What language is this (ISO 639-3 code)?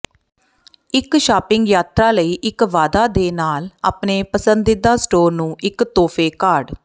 pan